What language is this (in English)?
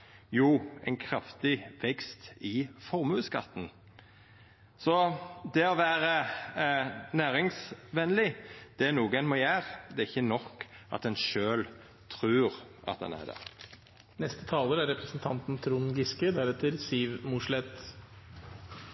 Norwegian Nynorsk